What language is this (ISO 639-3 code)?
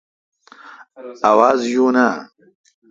xka